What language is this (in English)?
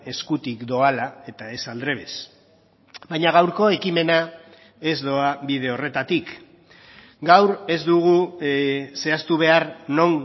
Basque